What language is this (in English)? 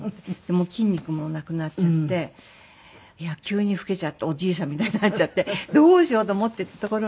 Japanese